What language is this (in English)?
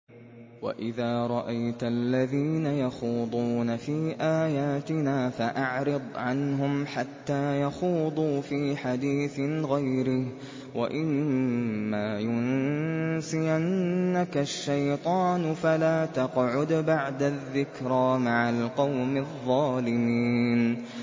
Arabic